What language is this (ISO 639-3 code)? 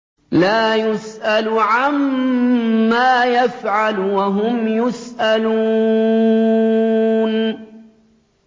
ara